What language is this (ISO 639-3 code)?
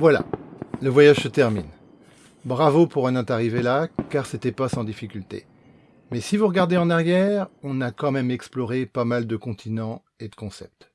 fra